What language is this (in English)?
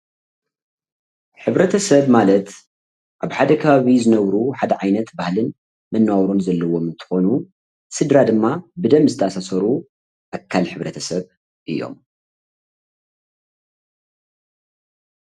Tigrinya